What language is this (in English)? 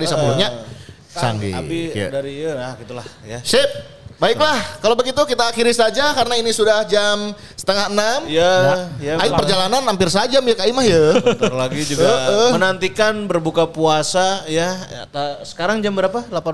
Indonesian